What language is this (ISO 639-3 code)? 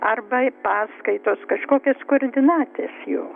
lit